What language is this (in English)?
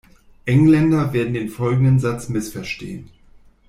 German